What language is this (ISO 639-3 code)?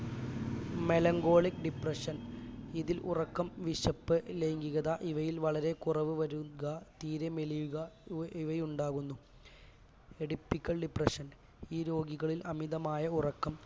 mal